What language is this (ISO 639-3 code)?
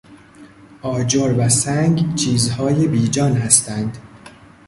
fas